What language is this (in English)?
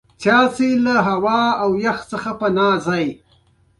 Pashto